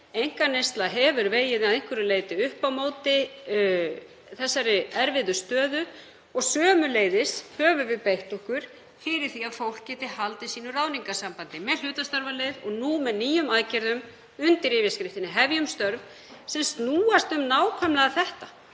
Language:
Icelandic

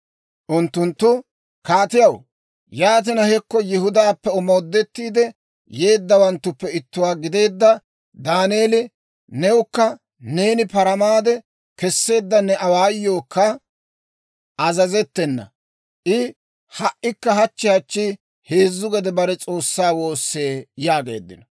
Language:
Dawro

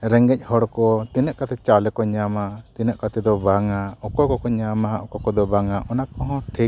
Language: Santali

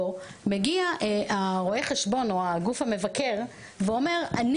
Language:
Hebrew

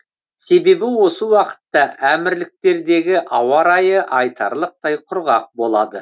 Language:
Kazakh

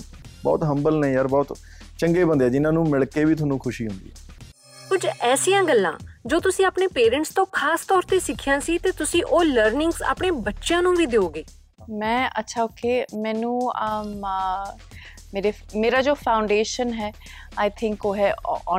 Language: Punjabi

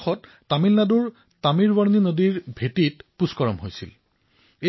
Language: Assamese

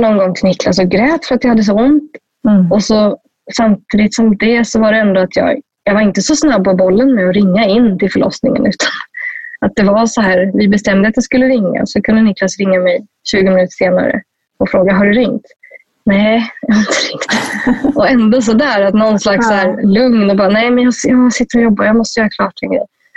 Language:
Swedish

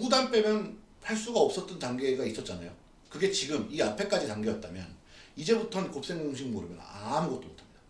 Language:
Korean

